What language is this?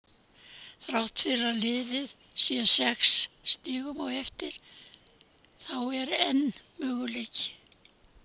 Icelandic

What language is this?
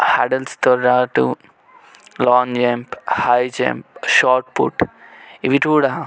Telugu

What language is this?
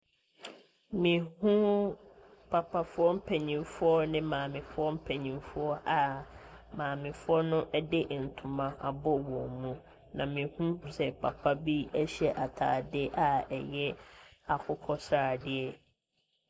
Akan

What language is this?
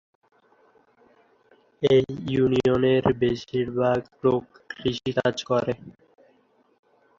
Bangla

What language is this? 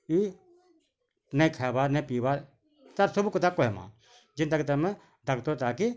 Odia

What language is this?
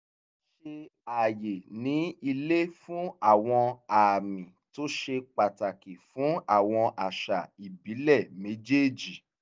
Yoruba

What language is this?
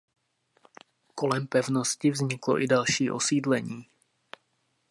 Czech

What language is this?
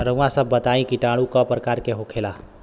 Bhojpuri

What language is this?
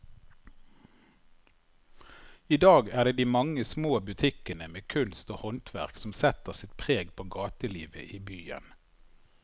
Norwegian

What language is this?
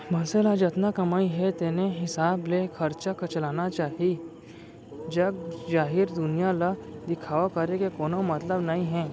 Chhattisgarhi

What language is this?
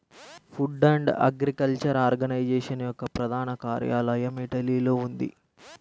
Telugu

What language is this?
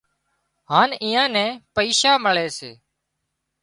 Wadiyara Koli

